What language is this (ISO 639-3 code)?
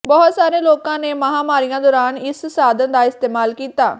pan